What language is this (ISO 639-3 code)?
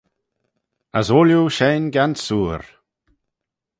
glv